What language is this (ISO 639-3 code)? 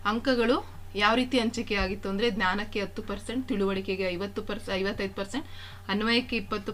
kan